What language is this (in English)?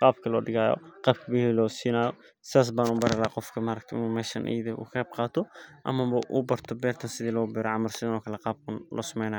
Somali